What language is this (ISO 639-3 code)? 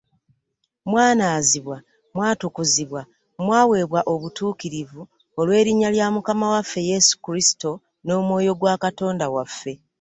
lug